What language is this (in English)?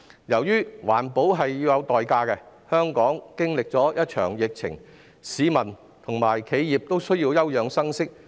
Cantonese